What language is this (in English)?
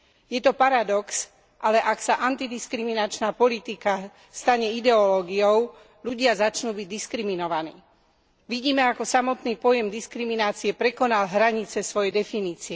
Slovak